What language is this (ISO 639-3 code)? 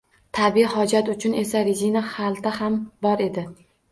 uzb